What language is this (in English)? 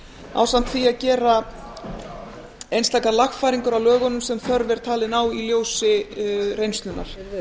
Icelandic